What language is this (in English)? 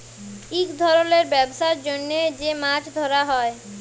Bangla